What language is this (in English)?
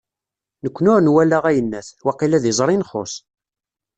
Kabyle